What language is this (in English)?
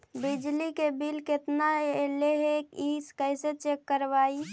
Magahi